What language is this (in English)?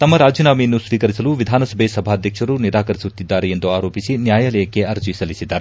Kannada